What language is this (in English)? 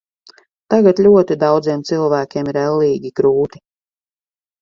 Latvian